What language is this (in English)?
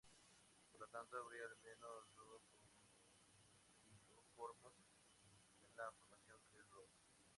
Spanish